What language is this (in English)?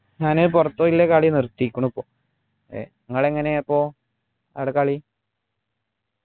Malayalam